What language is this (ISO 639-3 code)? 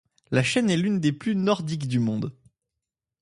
fra